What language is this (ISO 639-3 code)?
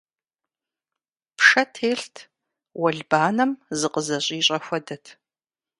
kbd